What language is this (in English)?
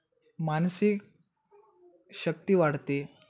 Marathi